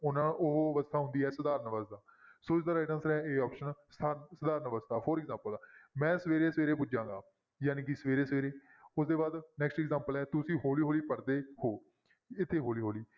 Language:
Punjabi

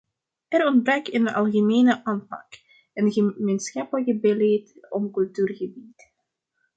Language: Dutch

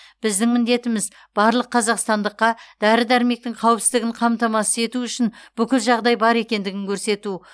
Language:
Kazakh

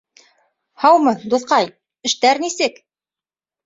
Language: Bashkir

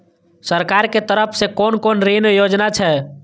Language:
Maithili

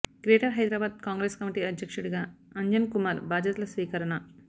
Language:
Telugu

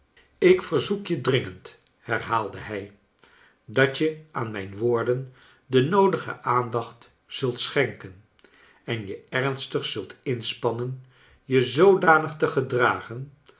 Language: Dutch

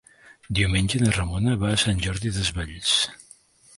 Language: Catalan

